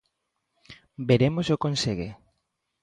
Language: Galician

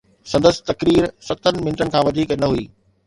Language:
Sindhi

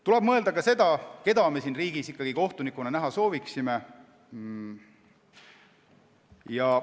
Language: Estonian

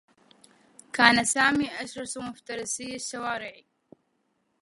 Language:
Arabic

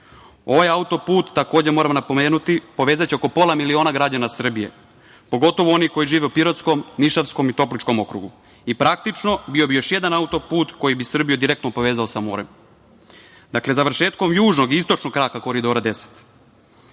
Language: Serbian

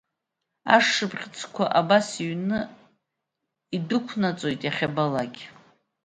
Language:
Abkhazian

